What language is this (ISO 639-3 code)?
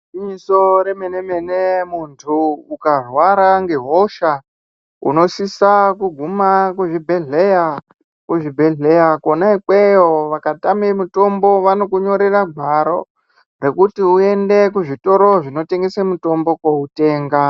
ndc